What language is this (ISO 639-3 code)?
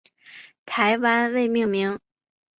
zho